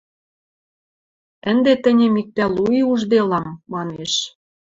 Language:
Western Mari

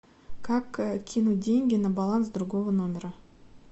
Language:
Russian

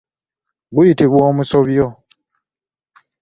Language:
Ganda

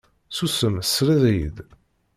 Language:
Kabyle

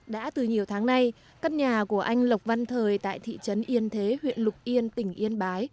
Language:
Vietnamese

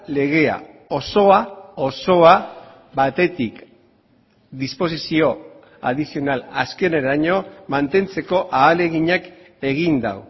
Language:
Basque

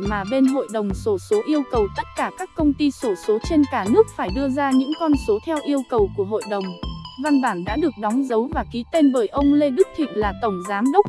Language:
Vietnamese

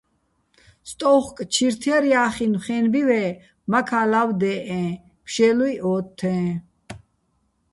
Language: Bats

